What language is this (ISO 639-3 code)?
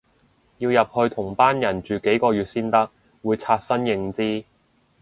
yue